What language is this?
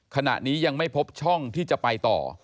Thai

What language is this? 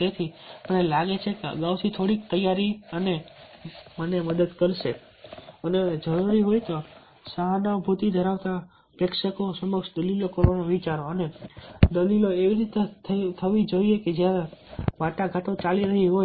Gujarati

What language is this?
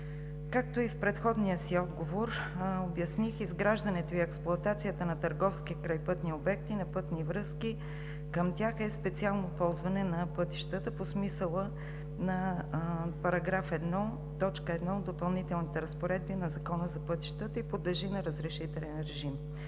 Bulgarian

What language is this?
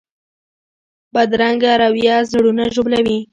Pashto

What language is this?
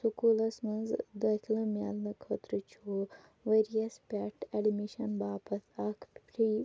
Kashmiri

